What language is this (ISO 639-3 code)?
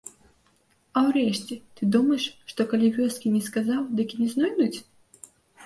bel